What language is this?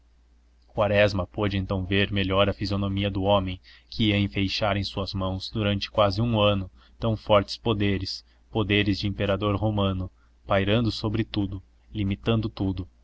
Portuguese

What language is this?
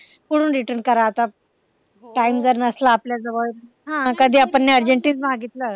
Marathi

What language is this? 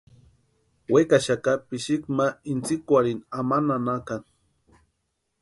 Western Highland Purepecha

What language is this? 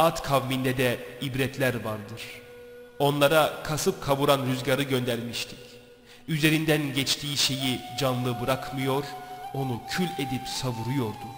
Turkish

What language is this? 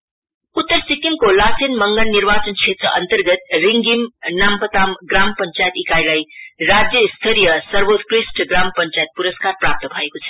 Nepali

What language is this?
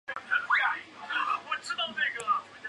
Chinese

